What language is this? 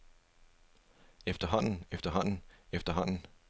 Danish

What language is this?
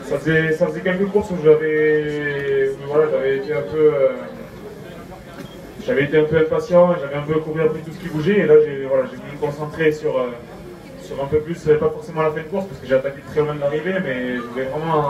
French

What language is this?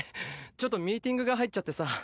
Japanese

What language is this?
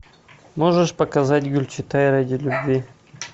Russian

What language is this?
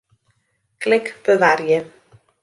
Western Frisian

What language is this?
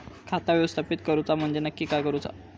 Marathi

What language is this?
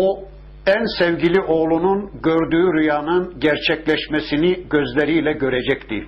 Turkish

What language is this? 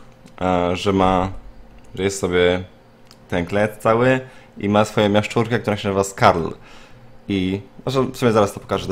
Polish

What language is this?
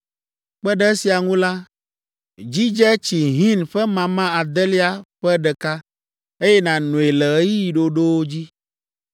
Ewe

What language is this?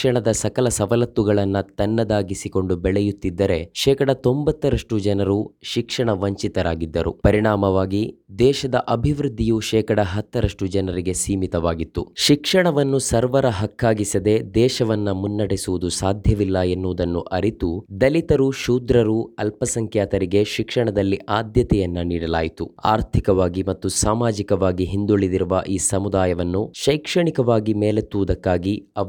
Kannada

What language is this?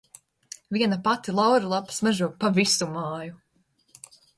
Latvian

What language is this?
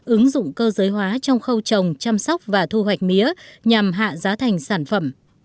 Vietnamese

